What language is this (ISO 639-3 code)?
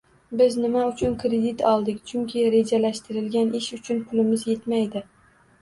uzb